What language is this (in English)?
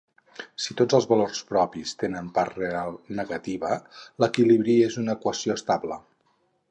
Catalan